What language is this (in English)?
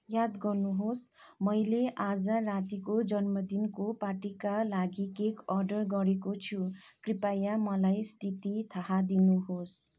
Nepali